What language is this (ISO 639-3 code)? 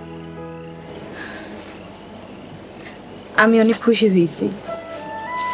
ben